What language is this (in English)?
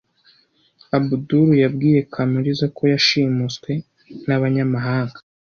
Kinyarwanda